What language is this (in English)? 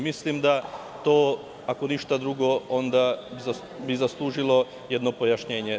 Serbian